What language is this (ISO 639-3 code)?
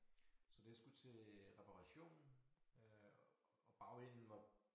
dan